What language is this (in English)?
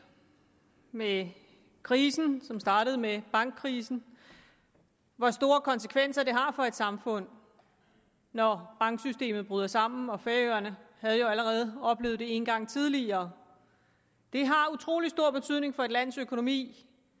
Danish